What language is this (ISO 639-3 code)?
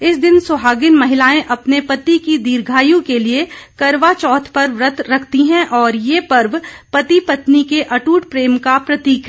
hin